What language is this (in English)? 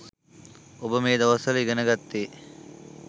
Sinhala